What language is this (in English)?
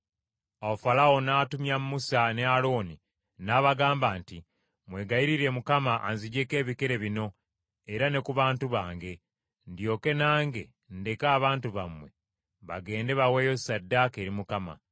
Ganda